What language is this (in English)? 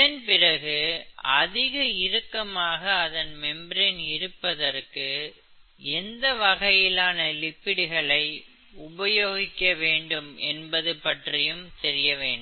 Tamil